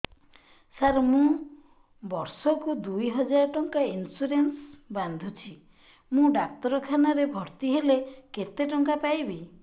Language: Odia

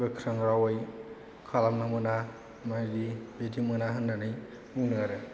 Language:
Bodo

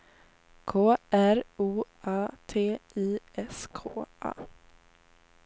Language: Swedish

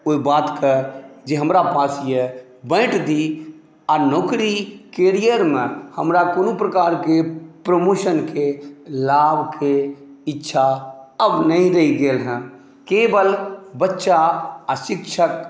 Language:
Maithili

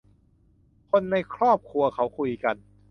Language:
Thai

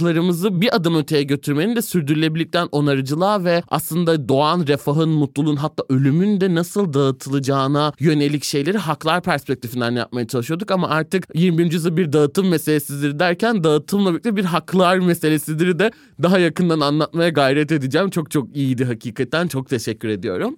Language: Turkish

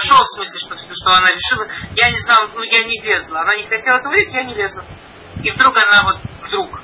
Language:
Russian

